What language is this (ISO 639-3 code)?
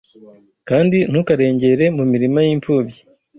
kin